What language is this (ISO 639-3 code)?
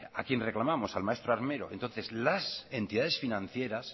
spa